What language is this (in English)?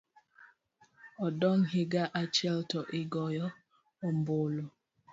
Luo (Kenya and Tanzania)